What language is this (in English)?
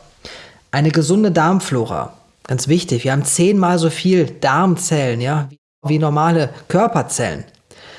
German